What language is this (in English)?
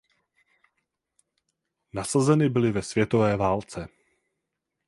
Czech